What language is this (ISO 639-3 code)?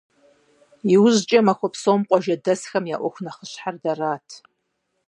kbd